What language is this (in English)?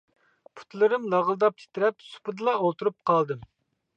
Uyghur